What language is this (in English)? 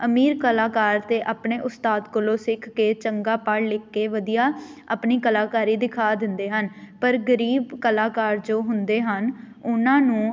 Punjabi